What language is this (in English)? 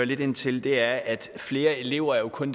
Danish